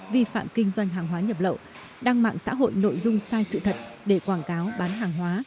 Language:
Vietnamese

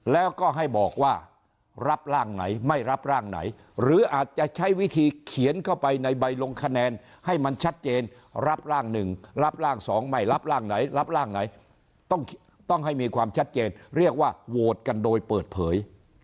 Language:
Thai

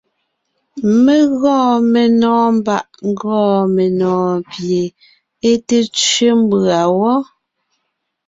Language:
Ngiemboon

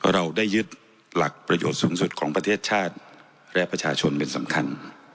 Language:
Thai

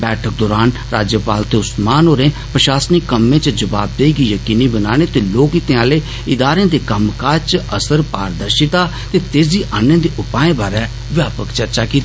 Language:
Dogri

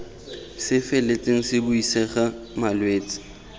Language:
Tswana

